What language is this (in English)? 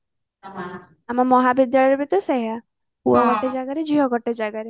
Odia